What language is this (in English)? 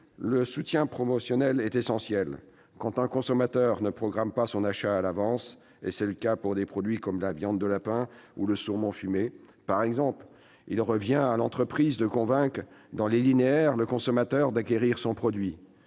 French